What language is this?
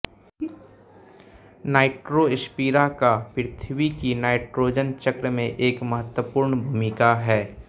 Hindi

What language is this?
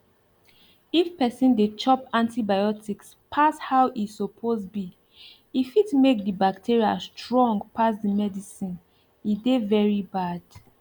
Nigerian Pidgin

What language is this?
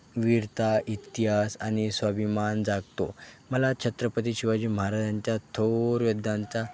Marathi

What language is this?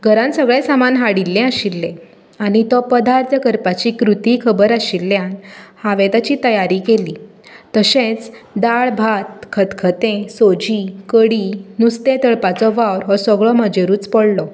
Konkani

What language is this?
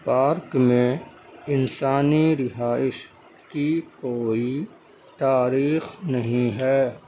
Urdu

